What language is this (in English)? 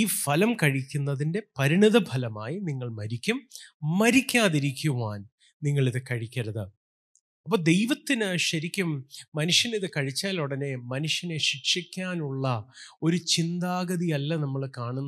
Malayalam